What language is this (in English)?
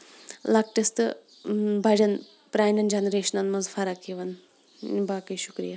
Kashmiri